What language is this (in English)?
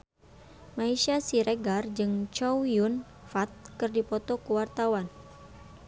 Sundanese